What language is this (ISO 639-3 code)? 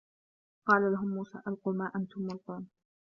ara